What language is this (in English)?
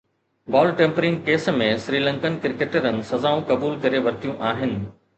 Sindhi